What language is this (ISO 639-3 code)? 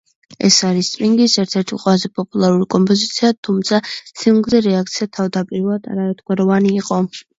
kat